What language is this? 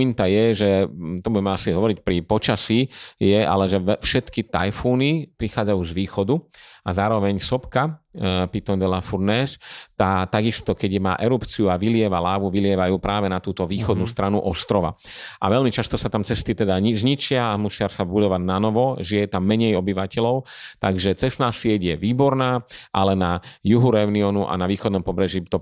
Slovak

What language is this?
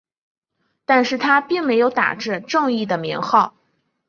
Chinese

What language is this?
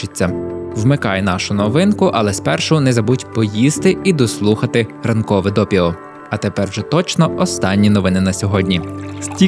Ukrainian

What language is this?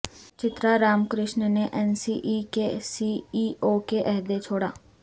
Urdu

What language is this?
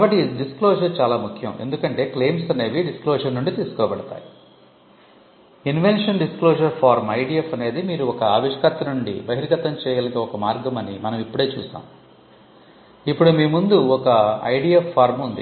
Telugu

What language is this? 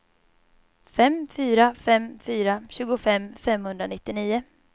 Swedish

